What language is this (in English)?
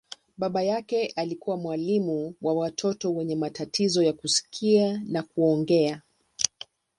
Swahili